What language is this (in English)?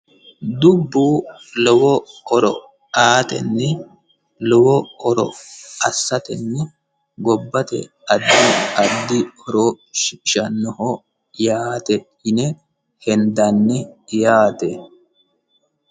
Sidamo